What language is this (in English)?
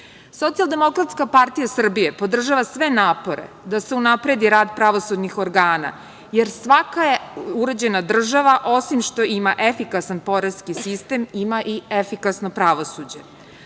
Serbian